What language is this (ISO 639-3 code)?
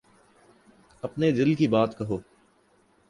urd